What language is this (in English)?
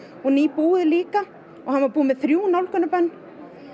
Icelandic